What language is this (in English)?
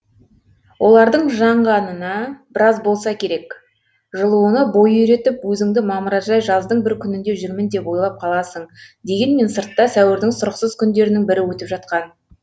Kazakh